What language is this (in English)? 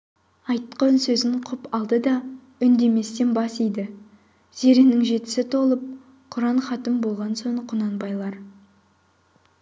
Kazakh